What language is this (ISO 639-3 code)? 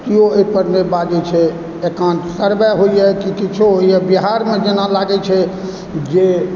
mai